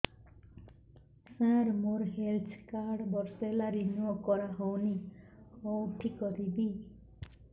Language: Odia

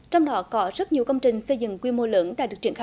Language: Vietnamese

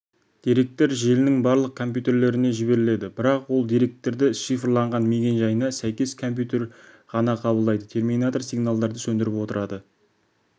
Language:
Kazakh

